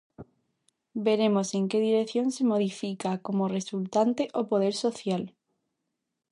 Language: Galician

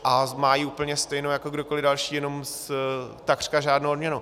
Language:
Czech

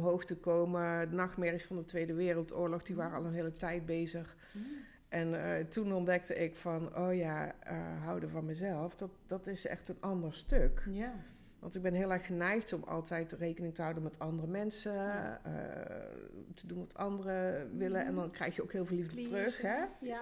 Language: Dutch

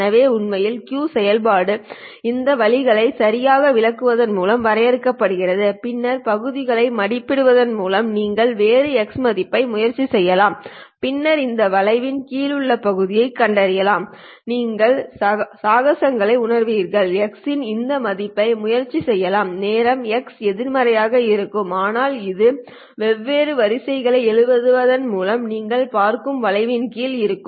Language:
Tamil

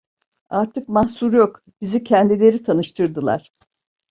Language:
Turkish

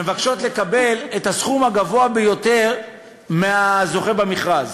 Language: Hebrew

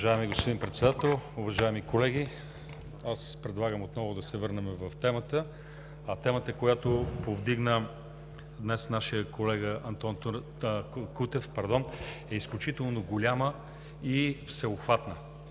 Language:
Bulgarian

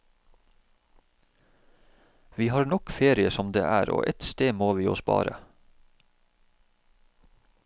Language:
Norwegian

